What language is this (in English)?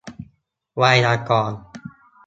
Thai